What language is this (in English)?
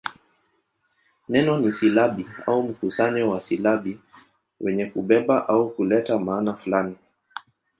Swahili